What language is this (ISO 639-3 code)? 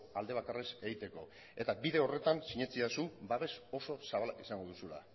eus